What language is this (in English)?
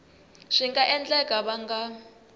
Tsonga